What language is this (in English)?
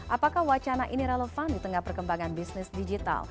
Indonesian